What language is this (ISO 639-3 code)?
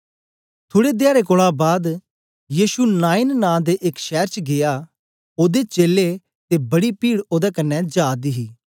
doi